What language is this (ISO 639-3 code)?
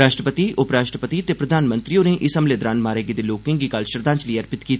doi